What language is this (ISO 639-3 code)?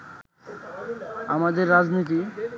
ben